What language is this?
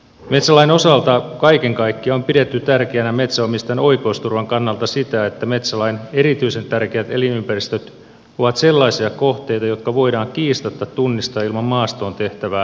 Finnish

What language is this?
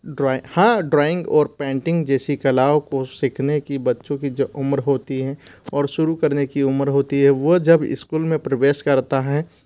Hindi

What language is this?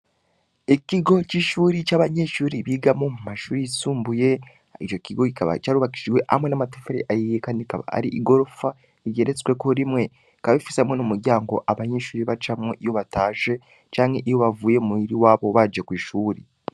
Rundi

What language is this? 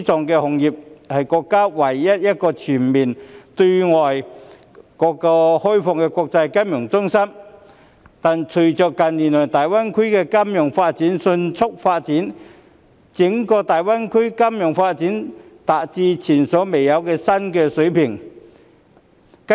Cantonese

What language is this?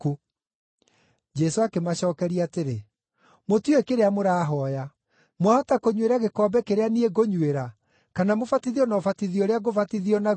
Kikuyu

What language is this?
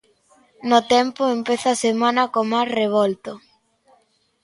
Galician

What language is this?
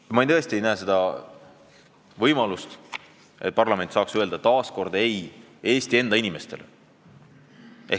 Estonian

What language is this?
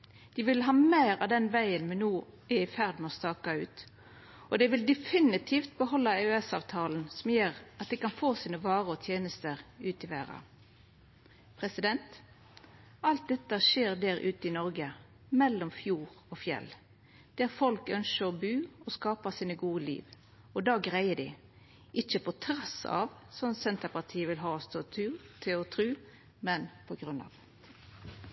Norwegian Nynorsk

